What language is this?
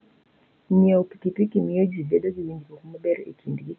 Luo (Kenya and Tanzania)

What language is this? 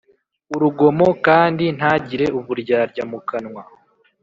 Kinyarwanda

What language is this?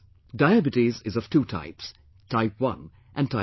English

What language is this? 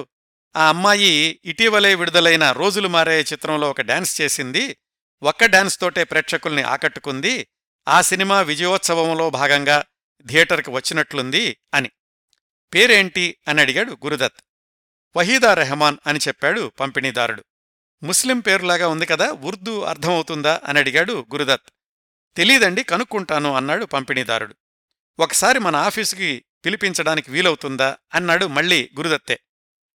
Telugu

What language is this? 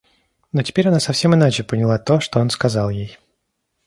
Russian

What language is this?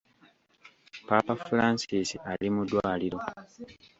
Ganda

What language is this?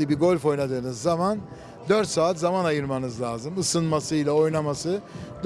Turkish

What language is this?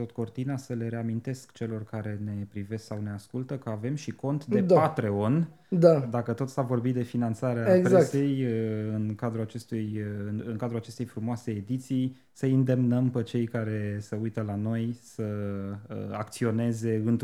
Romanian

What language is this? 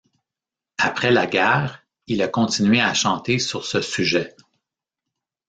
French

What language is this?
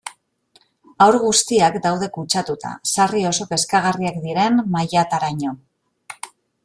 Basque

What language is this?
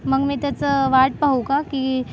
Marathi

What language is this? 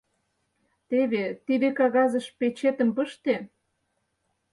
Mari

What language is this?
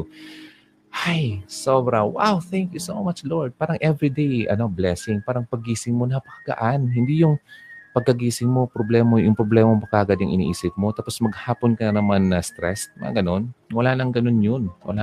Filipino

